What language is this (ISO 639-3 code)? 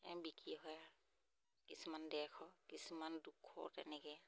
asm